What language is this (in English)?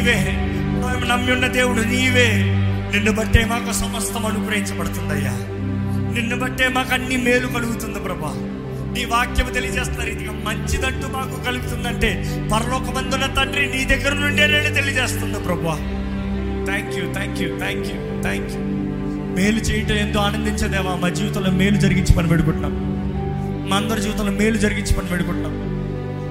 Telugu